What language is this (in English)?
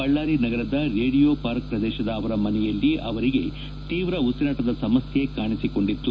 Kannada